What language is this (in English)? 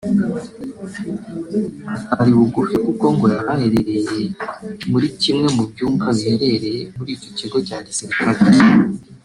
Kinyarwanda